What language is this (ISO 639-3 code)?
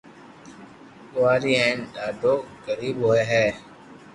lrk